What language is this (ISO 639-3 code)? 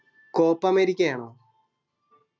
mal